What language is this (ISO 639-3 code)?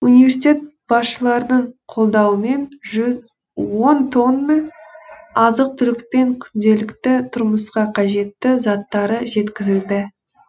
kaz